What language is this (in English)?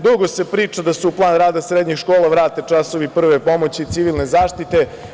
Serbian